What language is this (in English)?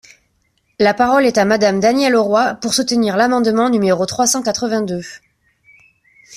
French